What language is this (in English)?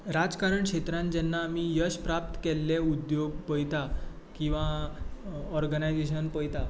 Konkani